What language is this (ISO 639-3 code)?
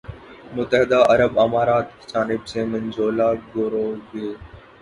urd